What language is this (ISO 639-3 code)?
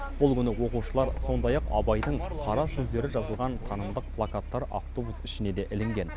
kaz